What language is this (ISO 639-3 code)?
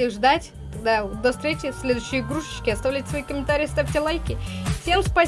rus